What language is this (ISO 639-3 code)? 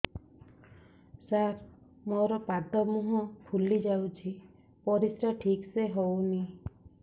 ori